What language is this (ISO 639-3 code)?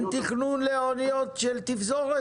heb